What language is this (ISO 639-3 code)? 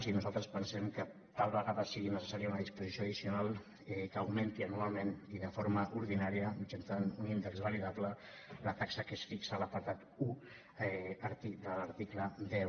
cat